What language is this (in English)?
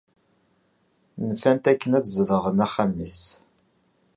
Kabyle